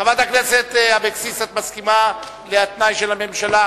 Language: Hebrew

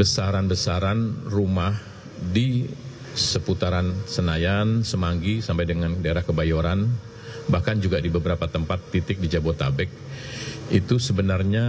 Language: Indonesian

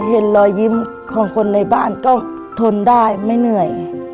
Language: Thai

